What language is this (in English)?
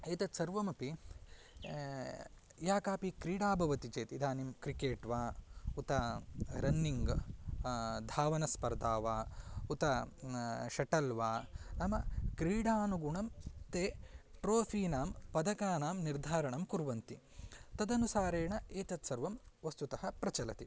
Sanskrit